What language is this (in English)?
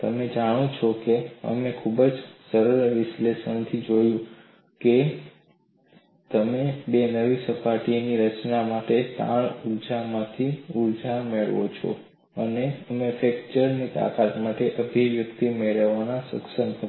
Gujarati